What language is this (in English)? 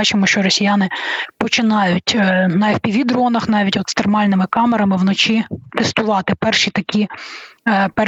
Ukrainian